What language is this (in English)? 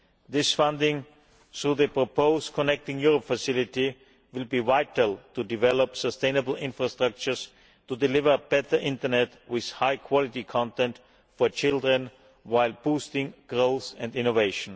English